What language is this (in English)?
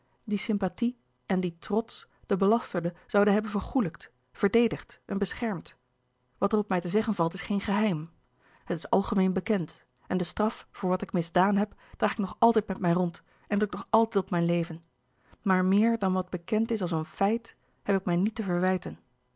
Dutch